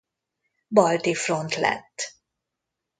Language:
Hungarian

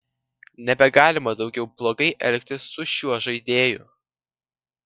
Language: Lithuanian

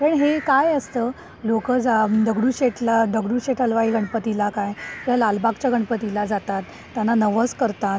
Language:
Marathi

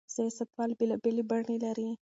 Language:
Pashto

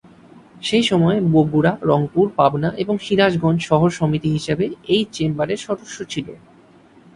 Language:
Bangla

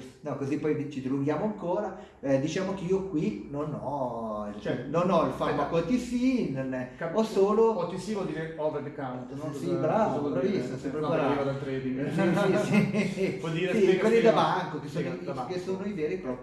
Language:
Italian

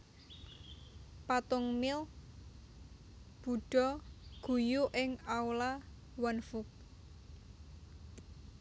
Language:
Javanese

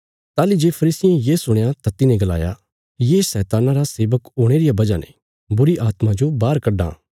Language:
Bilaspuri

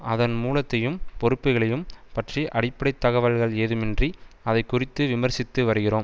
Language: Tamil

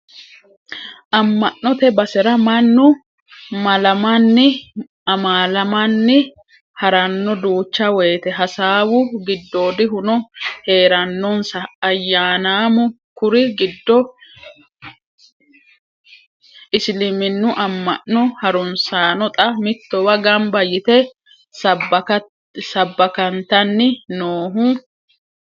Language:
Sidamo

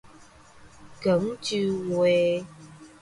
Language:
Min Nan Chinese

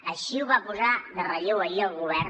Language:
Catalan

